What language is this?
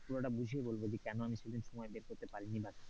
Bangla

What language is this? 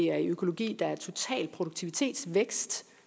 Danish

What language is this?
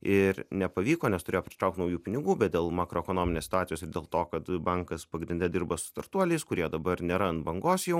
Lithuanian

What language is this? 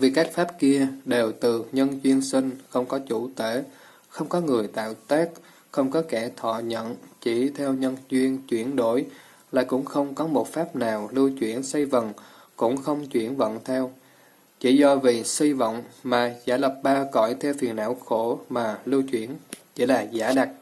Vietnamese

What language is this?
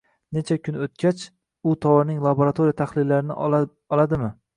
Uzbek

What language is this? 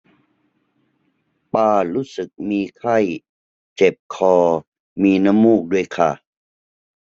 Thai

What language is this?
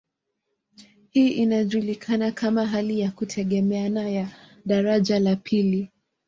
Swahili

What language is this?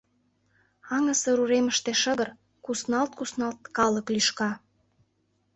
Mari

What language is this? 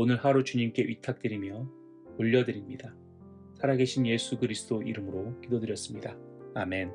Korean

